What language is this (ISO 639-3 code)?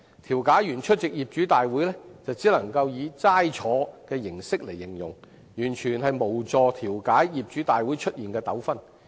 yue